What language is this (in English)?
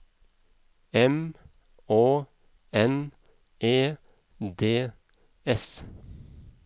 Norwegian